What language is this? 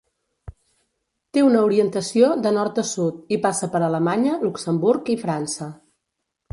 Catalan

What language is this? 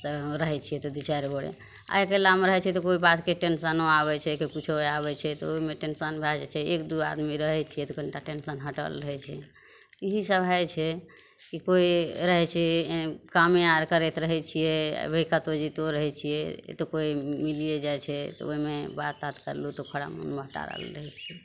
Maithili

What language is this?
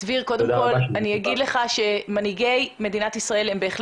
Hebrew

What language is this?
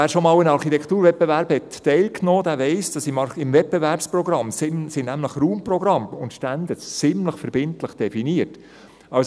Swiss German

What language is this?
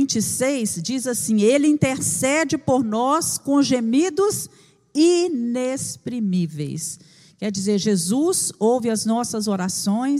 Portuguese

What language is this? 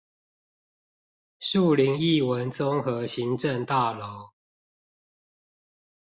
Chinese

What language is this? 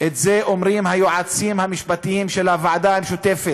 Hebrew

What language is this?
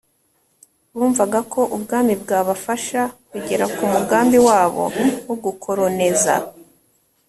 Kinyarwanda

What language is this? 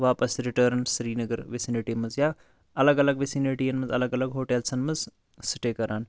Kashmiri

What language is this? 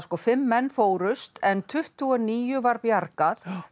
Icelandic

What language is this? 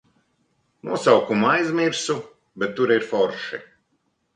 Latvian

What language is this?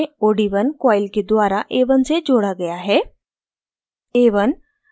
Hindi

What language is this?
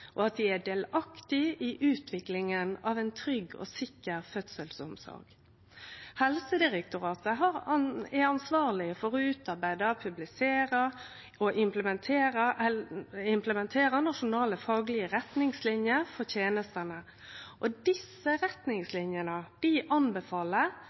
Norwegian Nynorsk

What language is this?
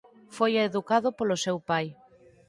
Galician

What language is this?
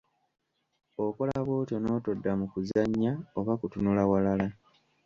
Ganda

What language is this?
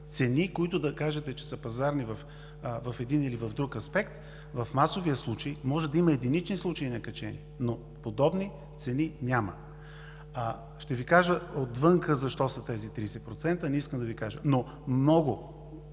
Bulgarian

